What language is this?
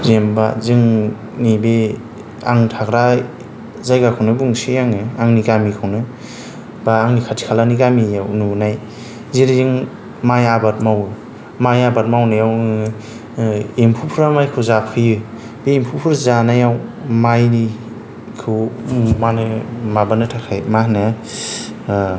Bodo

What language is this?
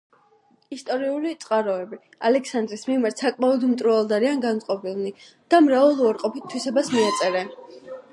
Georgian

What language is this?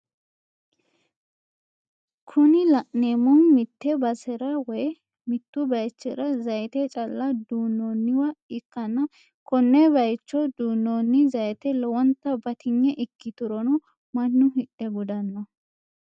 Sidamo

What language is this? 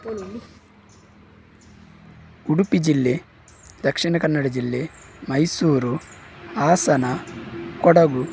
Kannada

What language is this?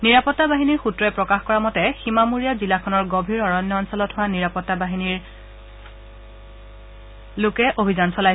Assamese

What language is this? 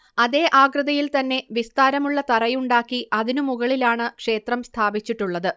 Malayalam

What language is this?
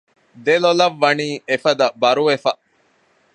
Divehi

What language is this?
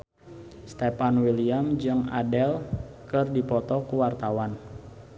Sundanese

